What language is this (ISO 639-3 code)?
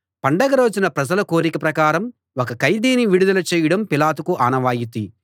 tel